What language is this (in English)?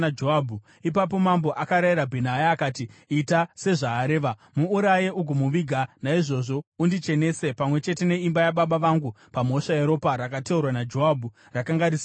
Shona